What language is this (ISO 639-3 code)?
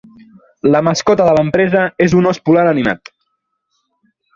cat